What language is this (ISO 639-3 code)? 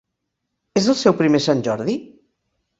cat